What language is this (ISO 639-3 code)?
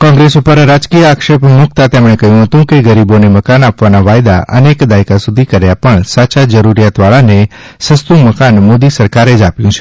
guj